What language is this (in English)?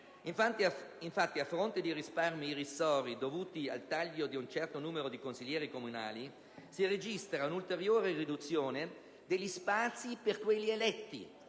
Italian